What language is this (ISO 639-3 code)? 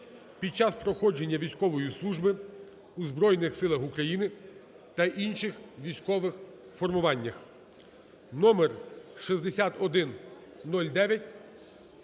ukr